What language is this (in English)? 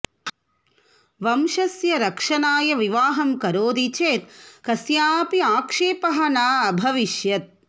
Sanskrit